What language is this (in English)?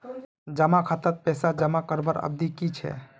Magahi